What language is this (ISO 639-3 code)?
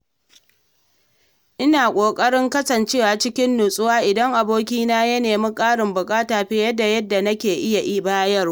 hau